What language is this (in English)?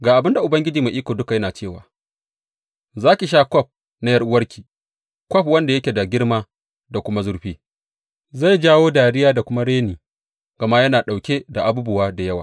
Hausa